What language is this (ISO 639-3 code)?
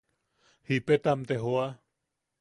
yaq